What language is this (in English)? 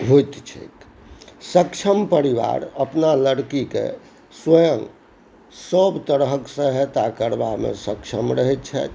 Maithili